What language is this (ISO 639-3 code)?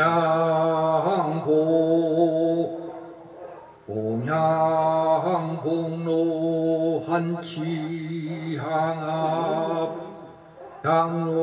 kor